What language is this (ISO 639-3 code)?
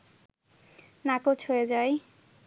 ben